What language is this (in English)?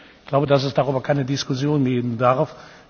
German